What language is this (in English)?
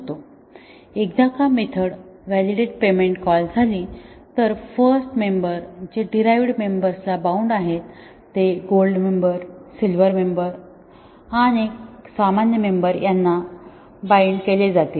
Marathi